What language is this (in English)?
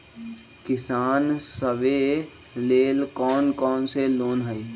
Magahi